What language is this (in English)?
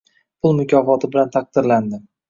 Uzbek